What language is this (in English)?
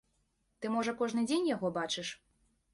Belarusian